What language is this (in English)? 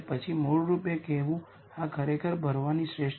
Gujarati